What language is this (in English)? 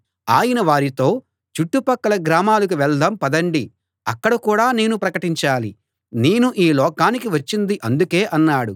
Telugu